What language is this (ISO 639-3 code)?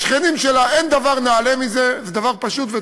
heb